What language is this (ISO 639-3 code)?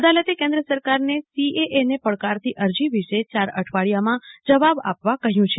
guj